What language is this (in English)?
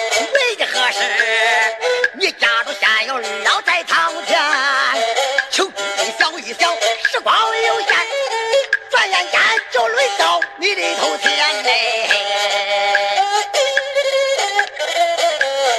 Chinese